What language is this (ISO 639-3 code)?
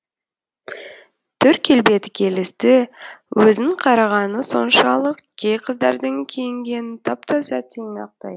kaz